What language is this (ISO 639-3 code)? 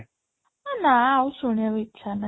ori